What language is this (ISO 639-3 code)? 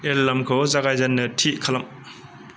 brx